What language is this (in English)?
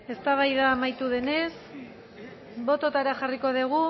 Basque